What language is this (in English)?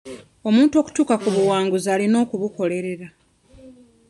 Ganda